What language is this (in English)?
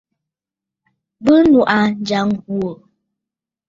Bafut